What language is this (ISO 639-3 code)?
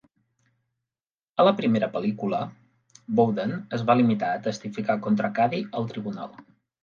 cat